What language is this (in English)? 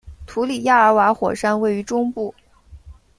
Chinese